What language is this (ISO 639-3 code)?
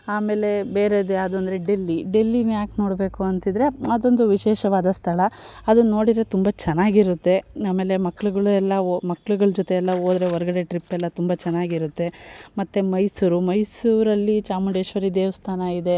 kan